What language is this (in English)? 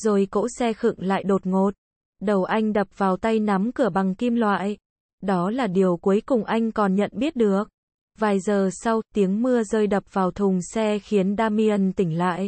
Vietnamese